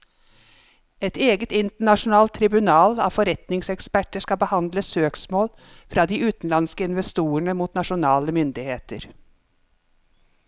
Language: Norwegian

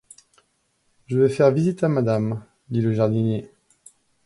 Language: French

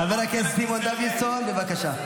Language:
Hebrew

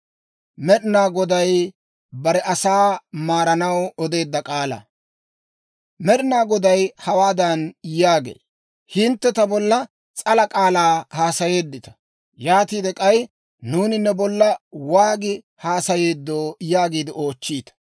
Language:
Dawro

